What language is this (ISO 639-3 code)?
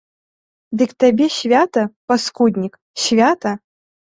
bel